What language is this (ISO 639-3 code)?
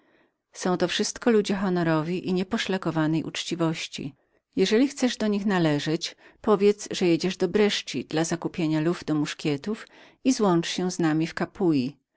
pol